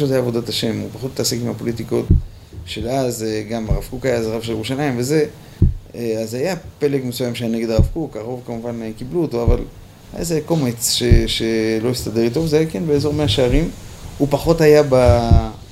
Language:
Hebrew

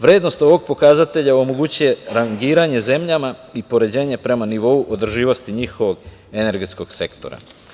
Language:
Serbian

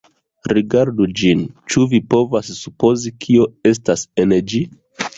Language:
Esperanto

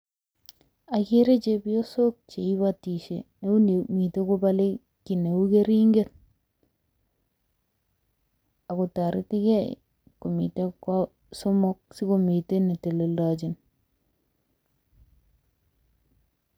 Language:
Kalenjin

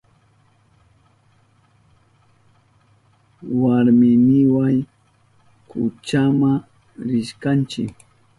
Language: Southern Pastaza Quechua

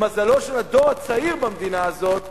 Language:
Hebrew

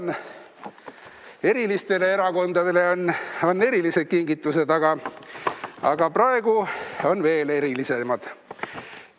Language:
Estonian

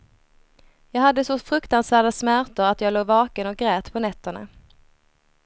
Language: Swedish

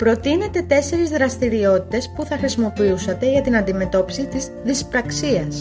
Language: Greek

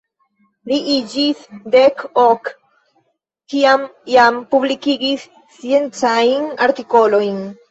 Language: Esperanto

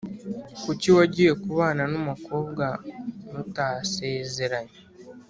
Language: Kinyarwanda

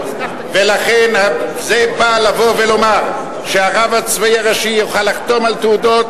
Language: Hebrew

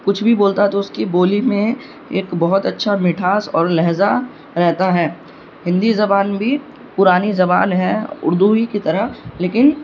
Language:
Urdu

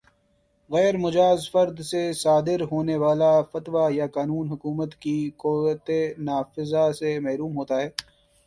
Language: Urdu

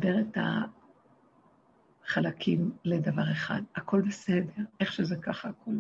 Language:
Hebrew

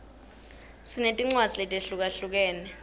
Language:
Swati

